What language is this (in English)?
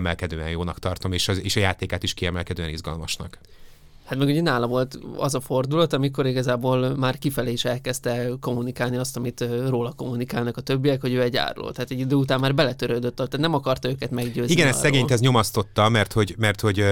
Hungarian